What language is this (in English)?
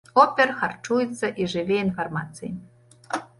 Belarusian